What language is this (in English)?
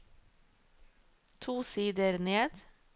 Norwegian